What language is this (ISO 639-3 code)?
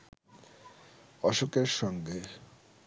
ben